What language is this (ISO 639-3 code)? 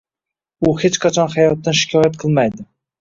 uzb